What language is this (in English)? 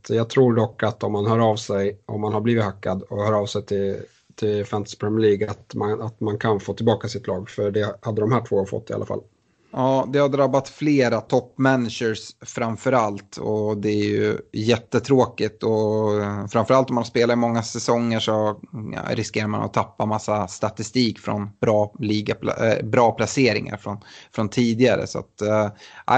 Swedish